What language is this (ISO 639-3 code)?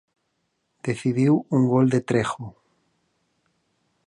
glg